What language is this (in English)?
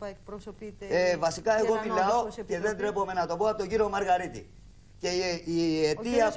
Greek